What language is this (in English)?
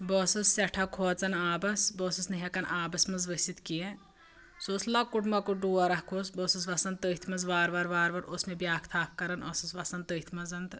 Kashmiri